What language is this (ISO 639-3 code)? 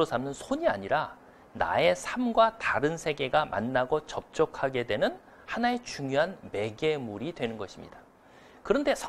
kor